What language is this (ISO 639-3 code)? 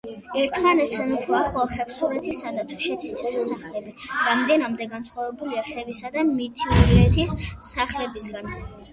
kat